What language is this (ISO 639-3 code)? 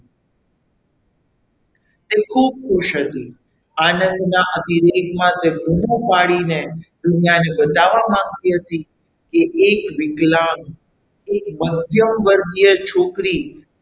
guj